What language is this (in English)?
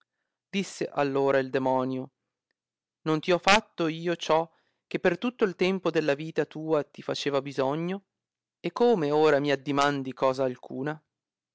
Italian